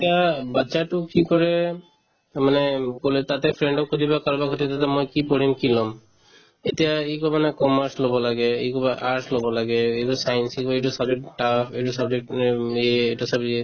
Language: Assamese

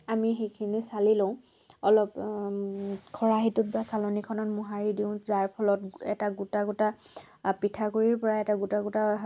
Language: Assamese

